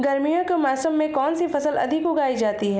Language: Hindi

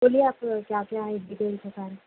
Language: Urdu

